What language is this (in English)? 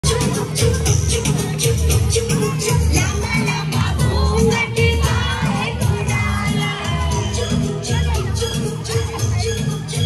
Hindi